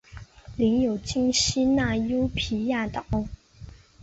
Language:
Chinese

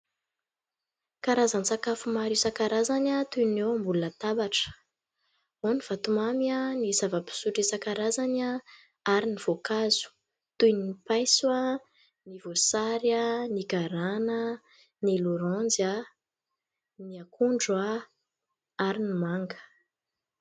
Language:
Malagasy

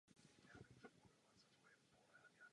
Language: Czech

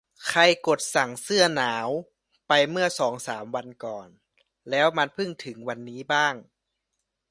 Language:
Thai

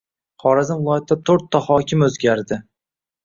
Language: Uzbek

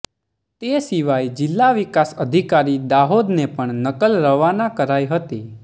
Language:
Gujarati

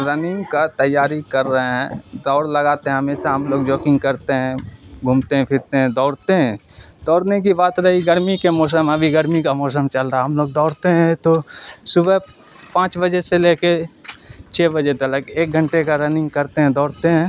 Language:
Urdu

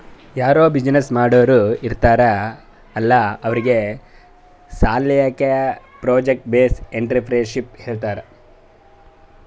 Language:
Kannada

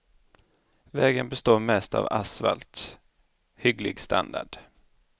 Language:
Swedish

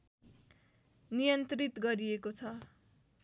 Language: Nepali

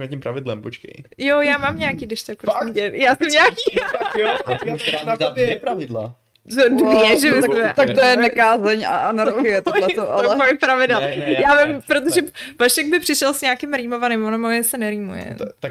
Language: Czech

